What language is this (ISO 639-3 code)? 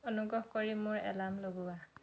asm